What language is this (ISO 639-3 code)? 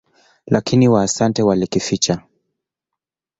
swa